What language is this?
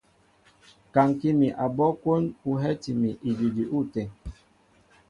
Mbo (Cameroon)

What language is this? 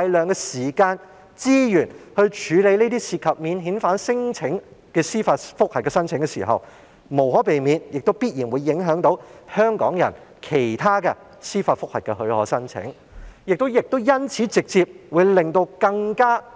Cantonese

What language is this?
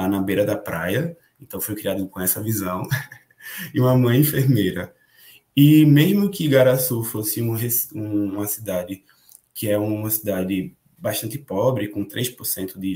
Portuguese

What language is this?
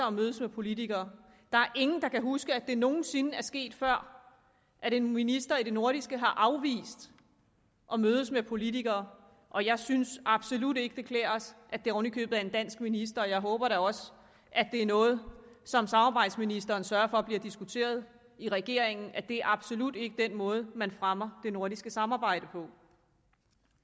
Danish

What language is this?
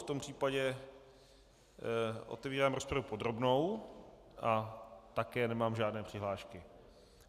Czech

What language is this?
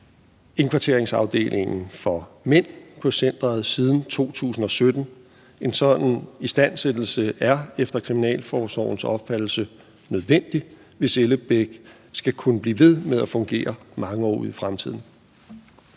Danish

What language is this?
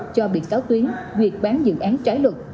Vietnamese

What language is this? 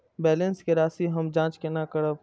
Maithili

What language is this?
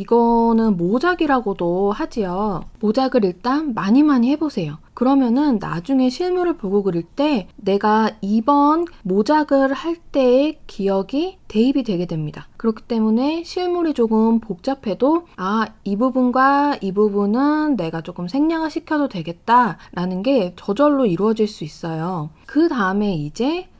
Korean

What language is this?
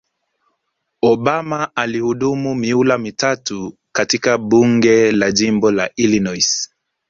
Swahili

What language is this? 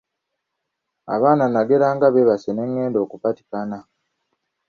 Ganda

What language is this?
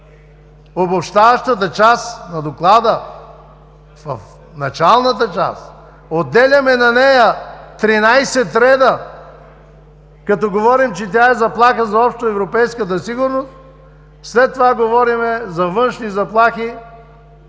Bulgarian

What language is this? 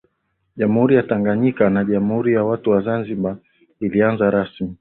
Swahili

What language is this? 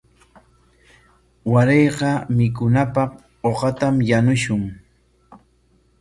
Corongo Ancash Quechua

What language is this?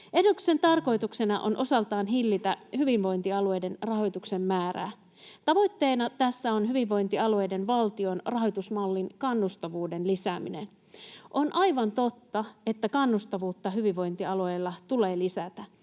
Finnish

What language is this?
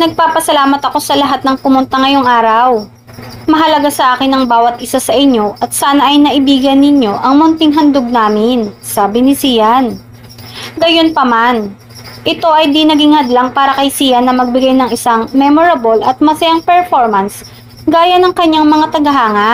Filipino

